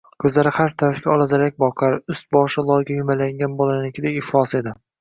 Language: Uzbek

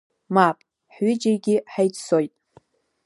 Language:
Abkhazian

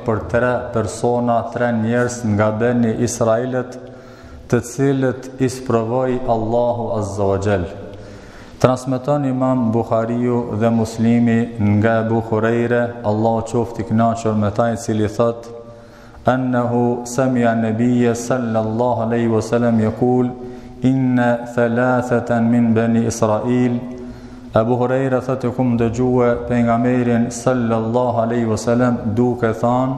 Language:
Romanian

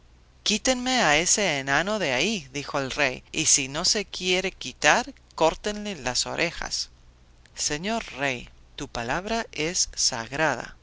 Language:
Spanish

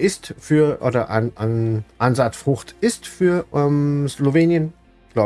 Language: German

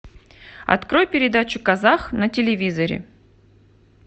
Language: Russian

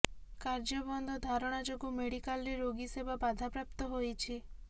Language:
Odia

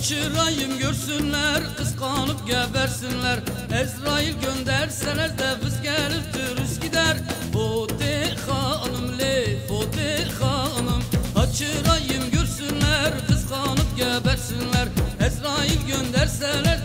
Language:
Turkish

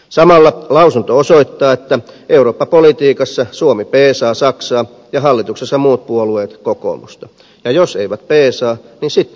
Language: Finnish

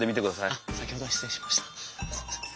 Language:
Japanese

